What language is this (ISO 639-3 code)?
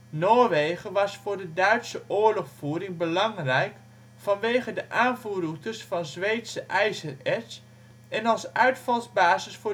nld